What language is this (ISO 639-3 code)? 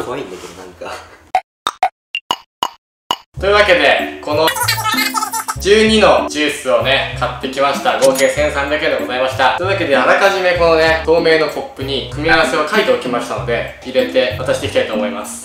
jpn